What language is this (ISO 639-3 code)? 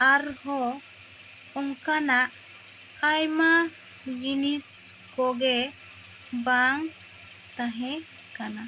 sat